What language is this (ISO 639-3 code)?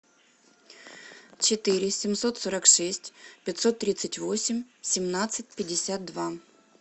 rus